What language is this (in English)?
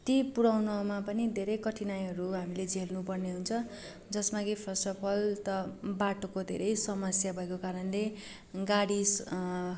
Nepali